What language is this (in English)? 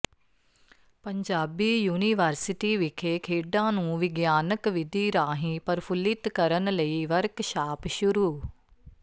Punjabi